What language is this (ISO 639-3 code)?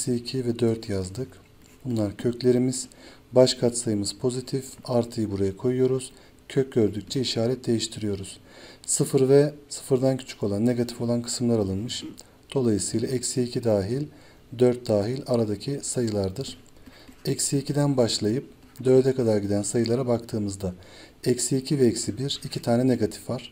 tur